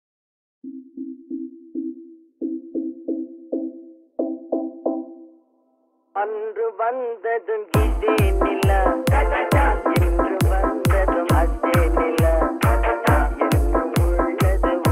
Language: Thai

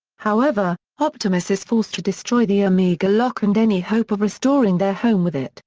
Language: English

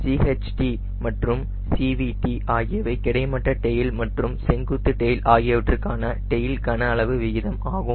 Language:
Tamil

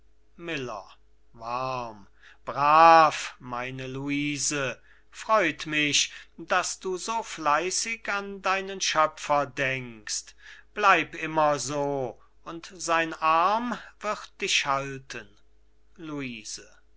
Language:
German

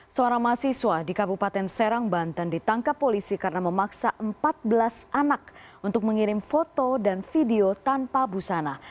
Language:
Indonesian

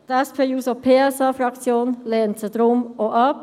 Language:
Swiss German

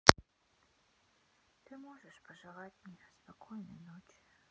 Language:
Russian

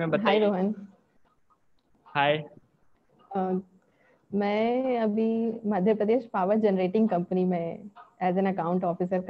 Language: Hindi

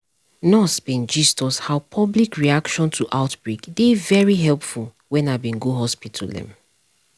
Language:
Nigerian Pidgin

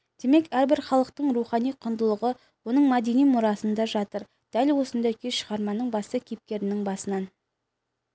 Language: Kazakh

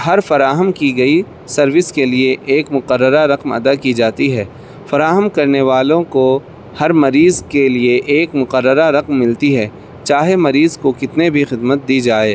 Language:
Urdu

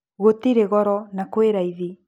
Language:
Kikuyu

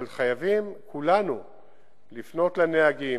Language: Hebrew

